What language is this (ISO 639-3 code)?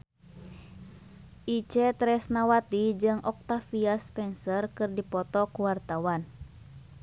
sun